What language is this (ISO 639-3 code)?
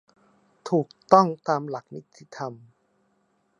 tha